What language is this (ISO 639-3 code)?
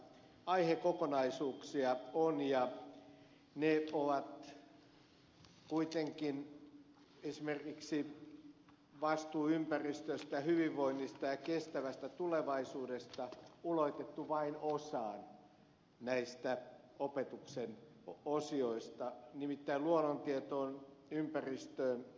fin